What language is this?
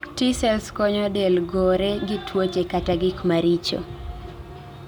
Luo (Kenya and Tanzania)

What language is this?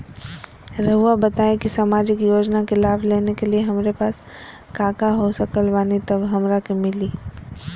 Magahi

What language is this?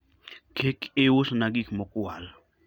Luo (Kenya and Tanzania)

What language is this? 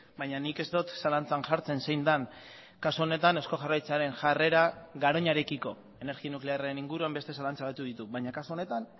Basque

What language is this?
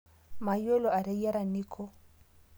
Masai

